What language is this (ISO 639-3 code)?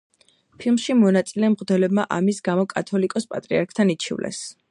kat